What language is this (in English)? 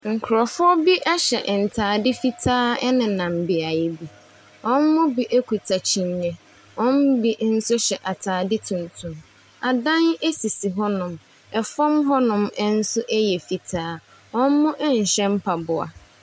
Akan